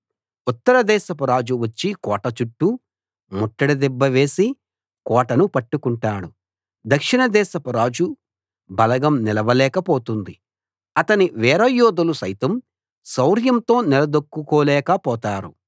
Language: Telugu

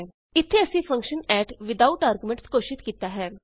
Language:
Punjabi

